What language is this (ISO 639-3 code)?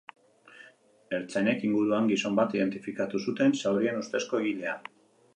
eus